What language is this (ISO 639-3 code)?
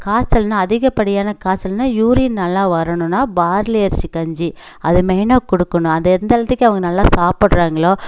tam